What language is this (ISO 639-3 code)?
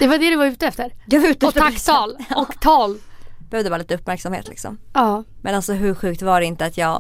swe